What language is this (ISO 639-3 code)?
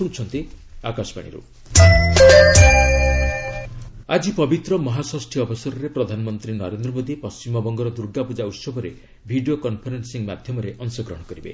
ori